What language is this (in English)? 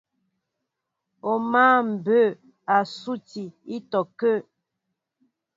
Mbo (Cameroon)